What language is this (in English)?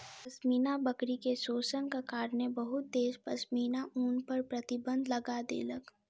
Maithili